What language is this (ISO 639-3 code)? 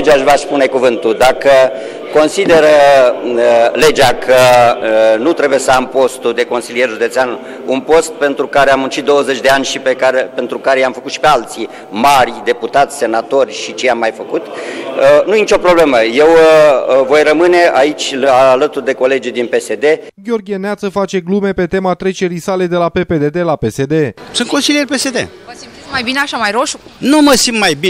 ron